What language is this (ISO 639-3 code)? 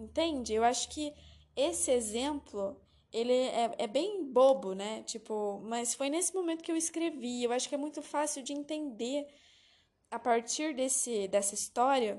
por